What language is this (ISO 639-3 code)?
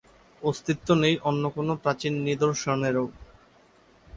ben